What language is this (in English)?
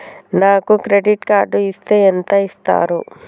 Telugu